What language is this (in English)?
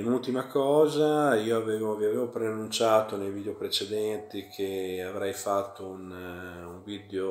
Italian